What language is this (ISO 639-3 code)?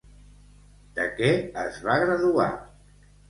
cat